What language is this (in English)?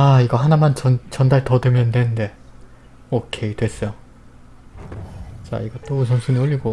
Korean